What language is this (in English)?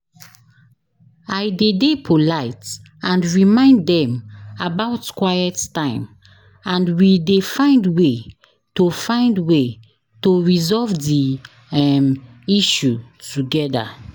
Nigerian Pidgin